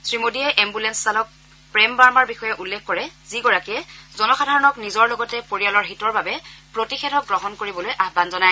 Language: Assamese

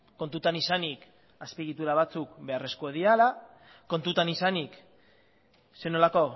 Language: Basque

